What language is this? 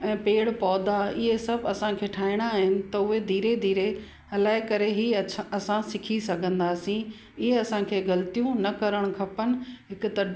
Sindhi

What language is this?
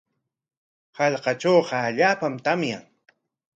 Corongo Ancash Quechua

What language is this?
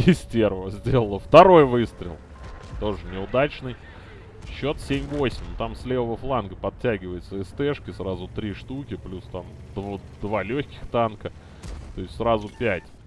Russian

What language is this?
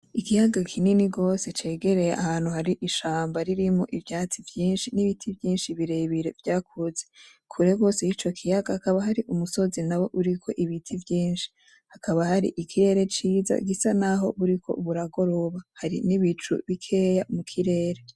Rundi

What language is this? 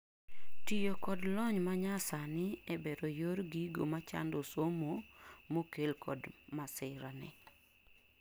Luo (Kenya and Tanzania)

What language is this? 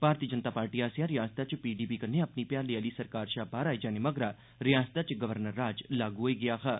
Dogri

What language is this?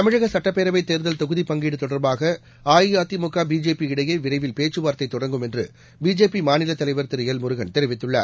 Tamil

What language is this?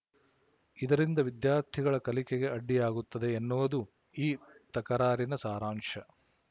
Kannada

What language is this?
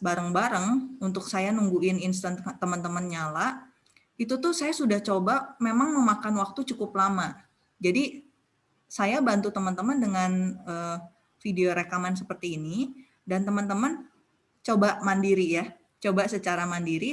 Indonesian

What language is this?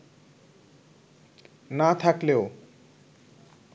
Bangla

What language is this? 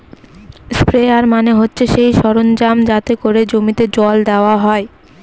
Bangla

